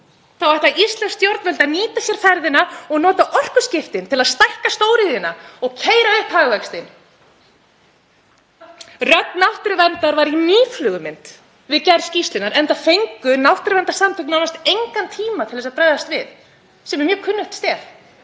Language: Icelandic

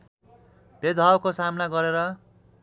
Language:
Nepali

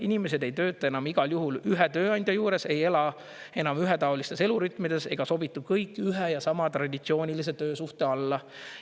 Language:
Estonian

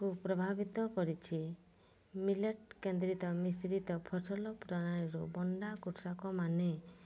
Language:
Odia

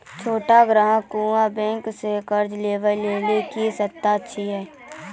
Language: Maithili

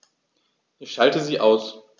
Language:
German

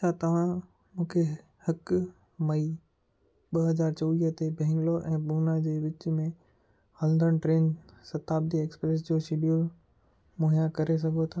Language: Sindhi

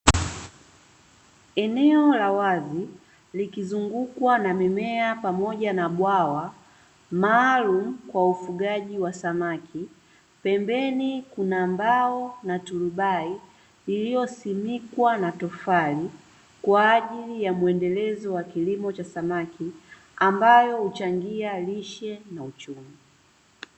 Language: Swahili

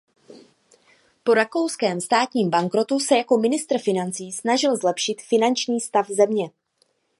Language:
Czech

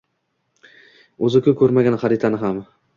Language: Uzbek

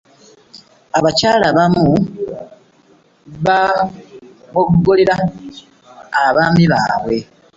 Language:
Ganda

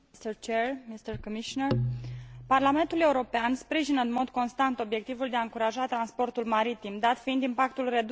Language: Romanian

